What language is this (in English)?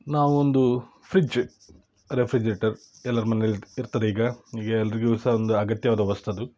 Kannada